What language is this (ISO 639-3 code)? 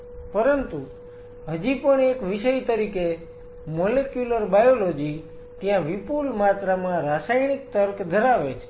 guj